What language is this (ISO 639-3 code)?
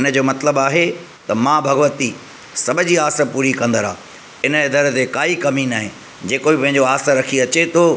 snd